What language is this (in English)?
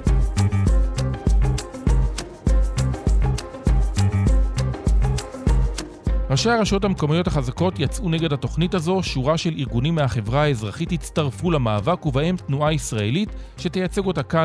Hebrew